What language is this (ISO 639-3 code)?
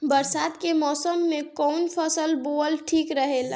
bho